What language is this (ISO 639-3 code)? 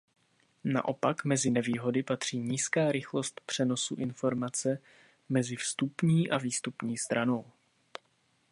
ces